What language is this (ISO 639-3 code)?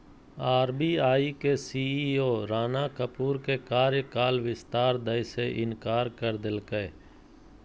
mag